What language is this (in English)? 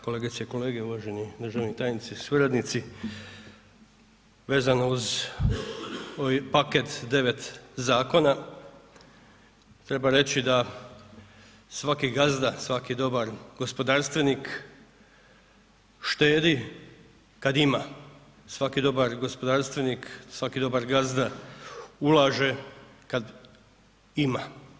Croatian